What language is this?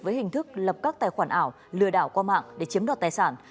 Vietnamese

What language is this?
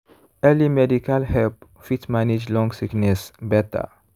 Nigerian Pidgin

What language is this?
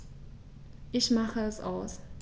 German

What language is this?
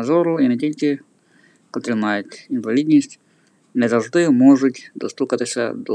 Ukrainian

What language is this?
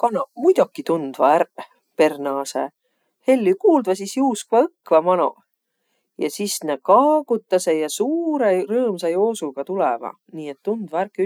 Võro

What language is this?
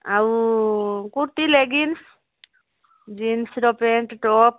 Odia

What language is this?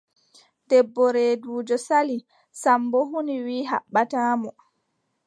Adamawa Fulfulde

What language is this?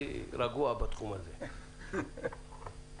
Hebrew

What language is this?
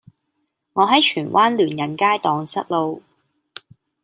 Cantonese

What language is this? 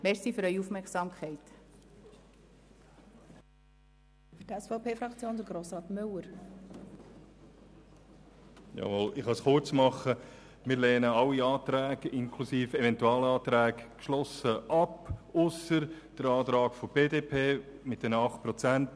Swiss German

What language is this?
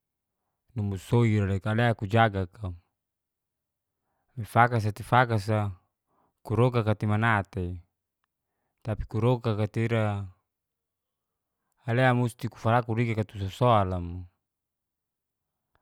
Geser-Gorom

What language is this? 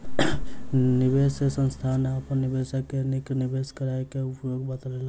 Maithili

